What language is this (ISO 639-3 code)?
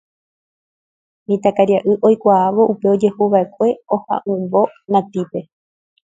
grn